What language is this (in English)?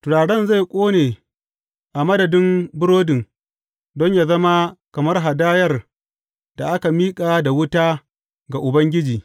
Hausa